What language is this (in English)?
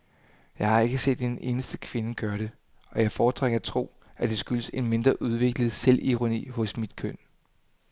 Danish